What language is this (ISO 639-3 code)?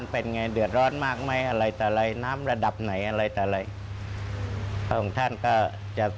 tha